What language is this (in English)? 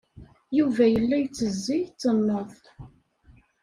Kabyle